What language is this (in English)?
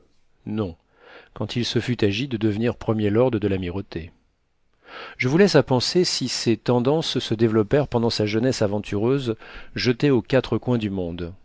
French